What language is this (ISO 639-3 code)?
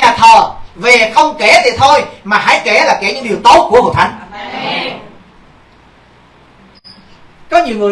vie